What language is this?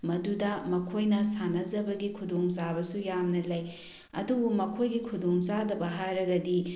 Manipuri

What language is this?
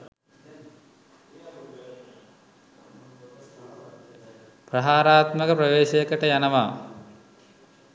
Sinhala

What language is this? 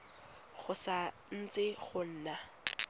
Tswana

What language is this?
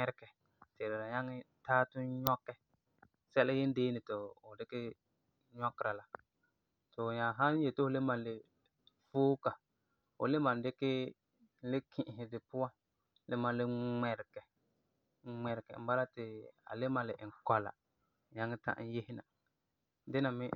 Frafra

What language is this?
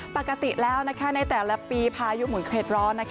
Thai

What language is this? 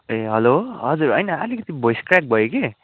Nepali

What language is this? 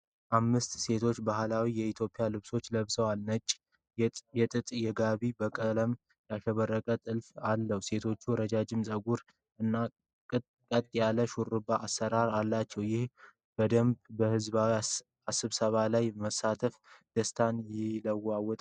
Amharic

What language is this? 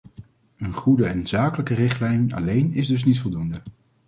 Dutch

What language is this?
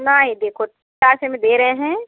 Hindi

